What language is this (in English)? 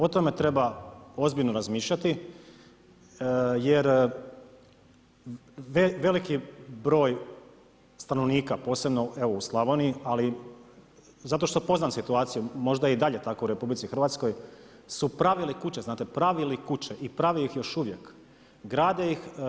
Croatian